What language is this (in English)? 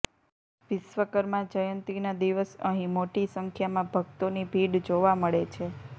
Gujarati